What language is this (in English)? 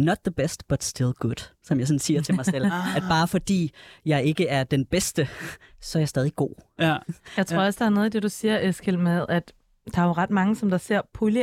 Danish